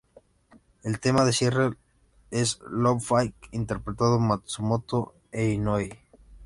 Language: Spanish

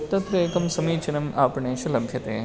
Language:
Sanskrit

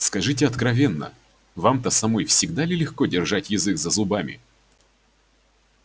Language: Russian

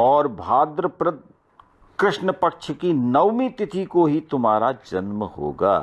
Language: Hindi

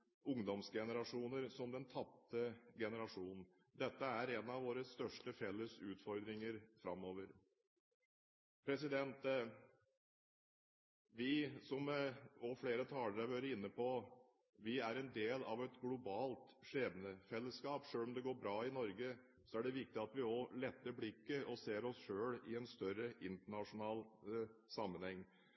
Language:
Norwegian Bokmål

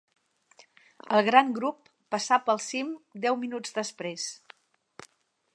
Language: Catalan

